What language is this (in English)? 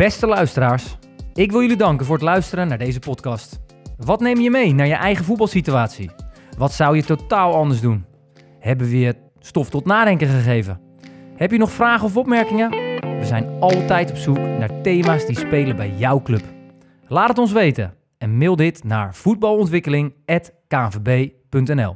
Dutch